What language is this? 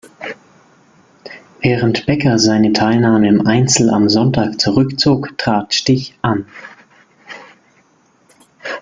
German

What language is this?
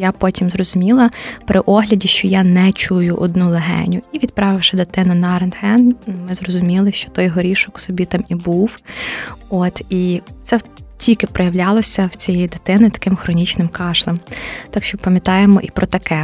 Ukrainian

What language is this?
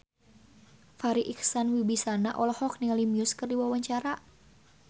Sundanese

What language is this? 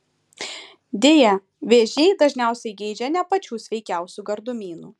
Lithuanian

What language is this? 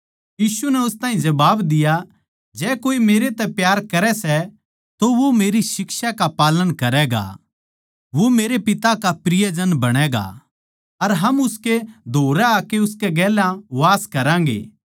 Haryanvi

